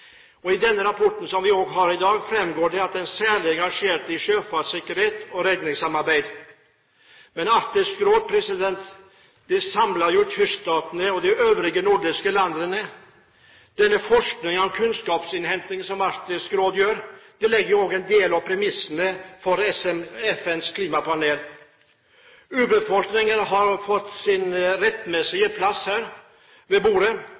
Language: Norwegian Bokmål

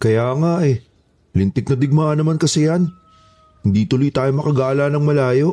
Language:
Filipino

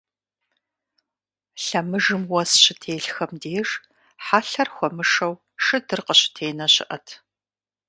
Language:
Kabardian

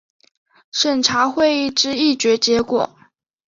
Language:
Chinese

